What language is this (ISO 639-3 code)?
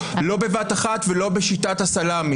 heb